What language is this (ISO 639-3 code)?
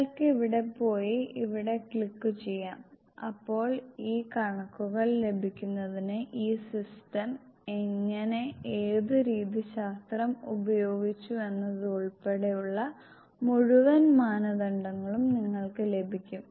mal